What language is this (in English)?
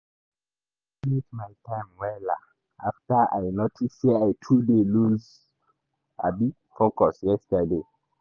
Nigerian Pidgin